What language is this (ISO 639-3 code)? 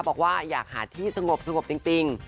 tha